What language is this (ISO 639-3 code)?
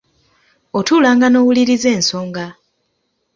lug